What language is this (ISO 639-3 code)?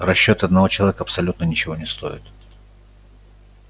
rus